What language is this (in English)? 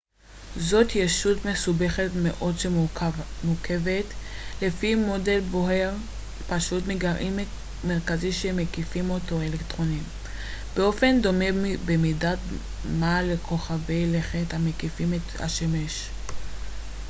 Hebrew